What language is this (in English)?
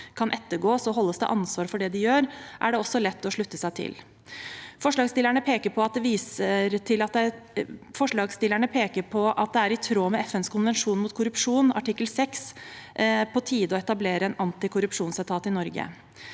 Norwegian